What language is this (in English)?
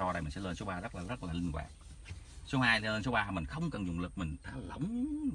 Vietnamese